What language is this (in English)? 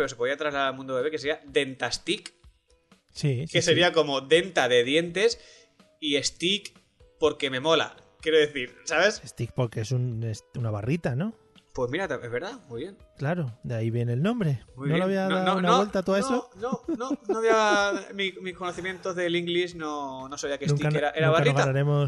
Spanish